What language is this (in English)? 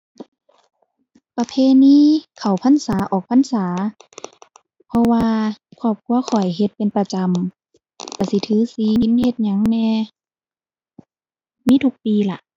Thai